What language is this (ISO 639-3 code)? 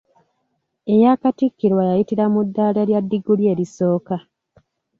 lug